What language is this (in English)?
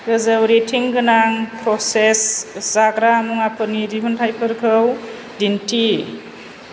Bodo